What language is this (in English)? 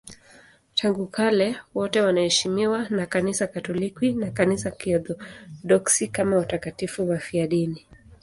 Swahili